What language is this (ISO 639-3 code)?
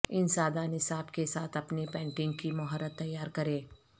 urd